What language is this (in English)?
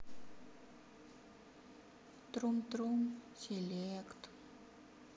Russian